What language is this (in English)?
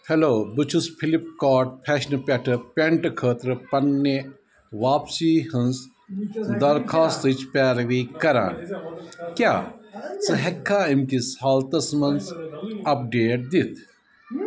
Kashmiri